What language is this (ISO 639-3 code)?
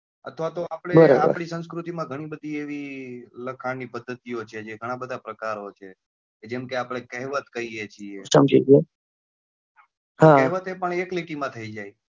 guj